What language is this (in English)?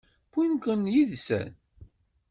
Kabyle